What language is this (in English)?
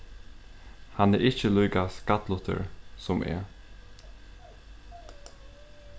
Faroese